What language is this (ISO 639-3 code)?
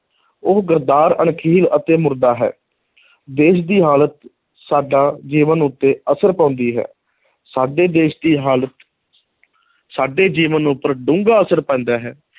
pan